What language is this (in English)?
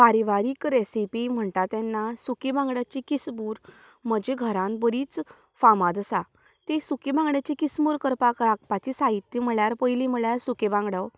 Konkani